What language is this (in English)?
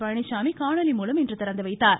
Tamil